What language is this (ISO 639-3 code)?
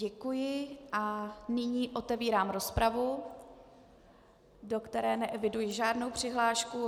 ces